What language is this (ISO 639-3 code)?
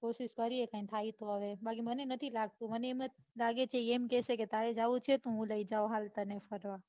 guj